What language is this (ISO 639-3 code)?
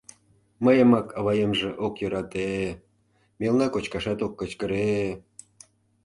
chm